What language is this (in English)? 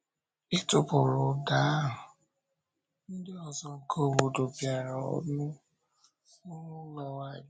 Igbo